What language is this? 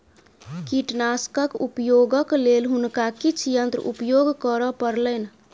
Maithili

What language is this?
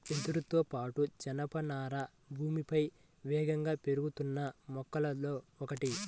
Telugu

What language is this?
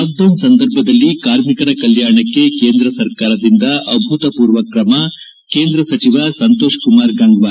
Kannada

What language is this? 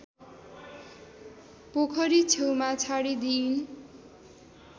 Nepali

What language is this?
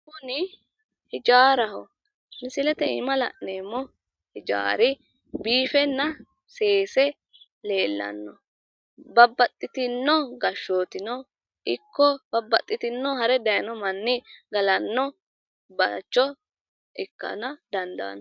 Sidamo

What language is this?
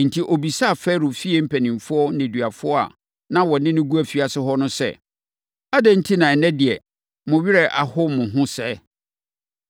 Akan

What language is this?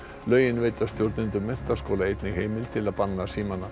Icelandic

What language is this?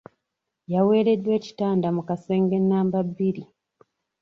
Ganda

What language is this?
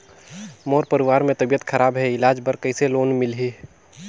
Chhattisgarhi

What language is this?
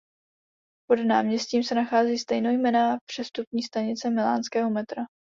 Czech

